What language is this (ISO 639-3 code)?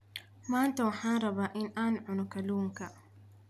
som